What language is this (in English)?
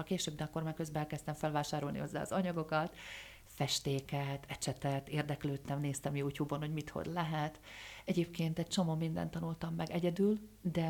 Hungarian